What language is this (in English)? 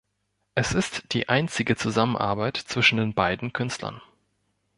German